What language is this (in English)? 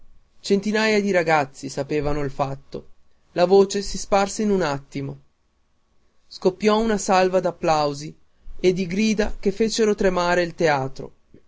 Italian